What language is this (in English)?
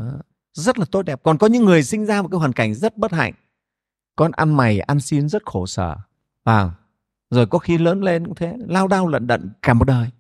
Vietnamese